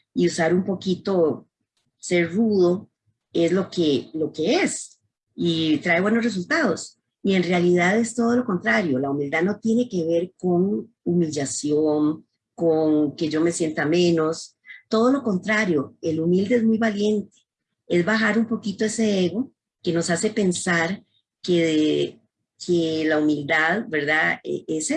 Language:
Spanish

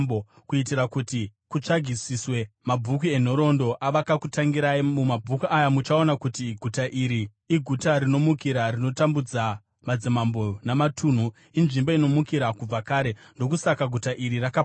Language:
Shona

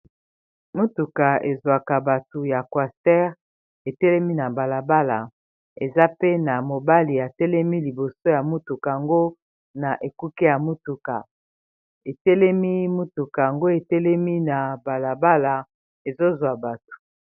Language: Lingala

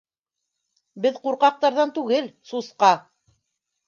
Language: Bashkir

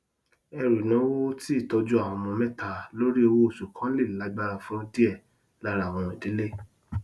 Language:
Yoruba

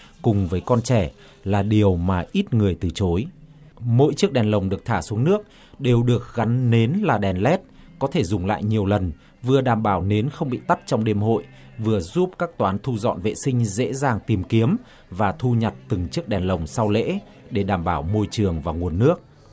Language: Vietnamese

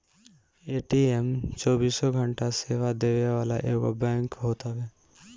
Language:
Bhojpuri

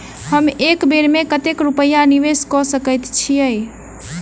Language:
Maithili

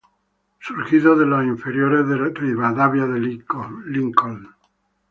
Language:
Spanish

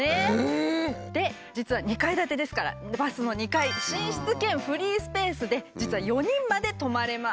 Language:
Japanese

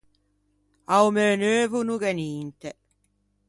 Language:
Ligurian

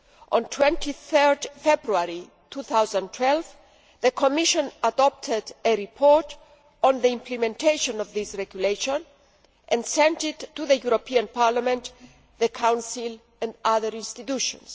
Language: English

